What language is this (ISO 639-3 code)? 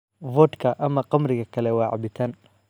som